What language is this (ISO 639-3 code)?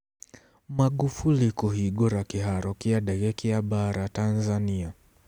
kik